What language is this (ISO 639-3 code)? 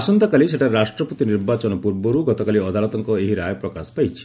ori